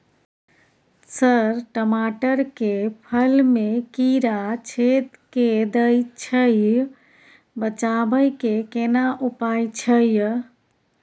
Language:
Maithili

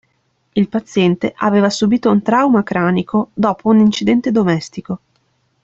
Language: Italian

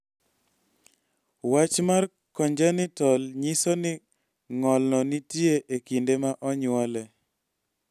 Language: Luo (Kenya and Tanzania)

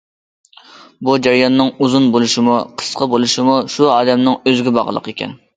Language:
Uyghur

